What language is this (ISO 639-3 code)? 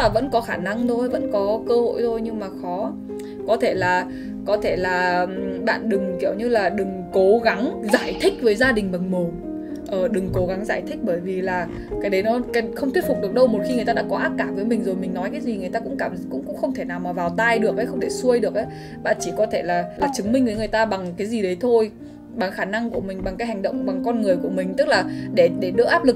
vie